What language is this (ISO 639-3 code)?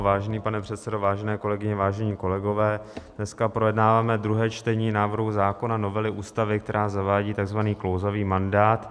ces